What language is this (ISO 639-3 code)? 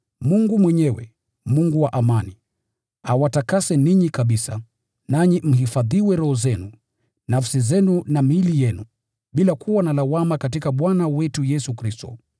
swa